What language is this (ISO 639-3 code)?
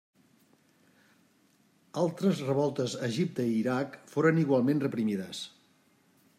cat